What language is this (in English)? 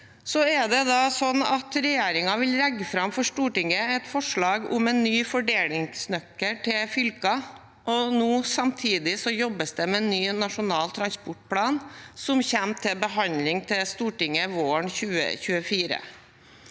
Norwegian